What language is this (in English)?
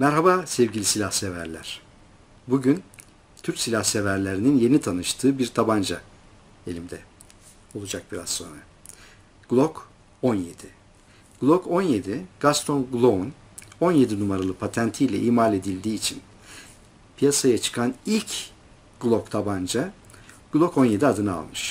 Turkish